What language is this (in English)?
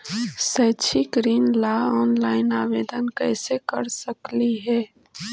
Magahi